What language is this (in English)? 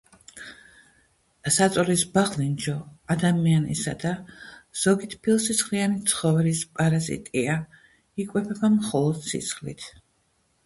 Georgian